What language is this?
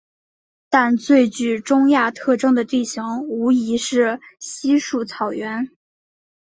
Chinese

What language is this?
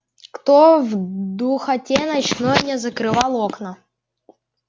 Russian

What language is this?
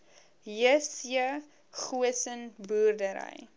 Afrikaans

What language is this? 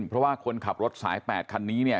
Thai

